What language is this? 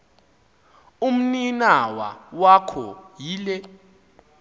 Xhosa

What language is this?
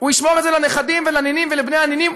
Hebrew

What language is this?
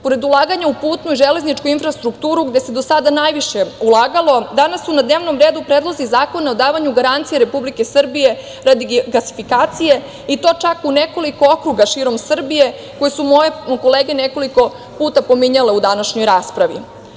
Serbian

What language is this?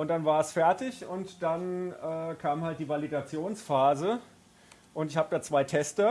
German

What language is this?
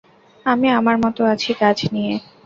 Bangla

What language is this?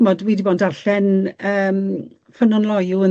Welsh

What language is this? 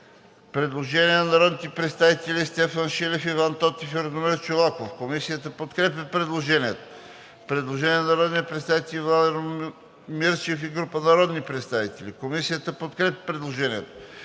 Bulgarian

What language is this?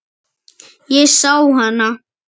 Icelandic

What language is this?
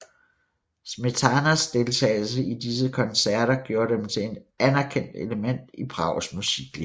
Danish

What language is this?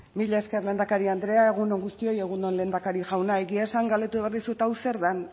Basque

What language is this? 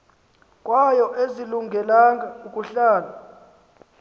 Xhosa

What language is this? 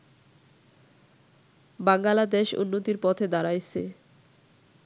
Bangla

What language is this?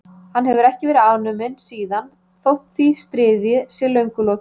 Icelandic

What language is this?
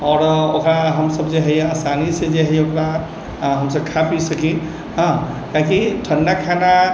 Maithili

